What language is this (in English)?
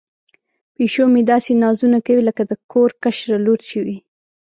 Pashto